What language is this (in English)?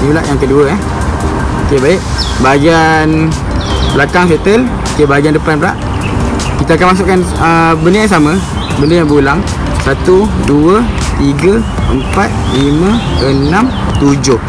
Malay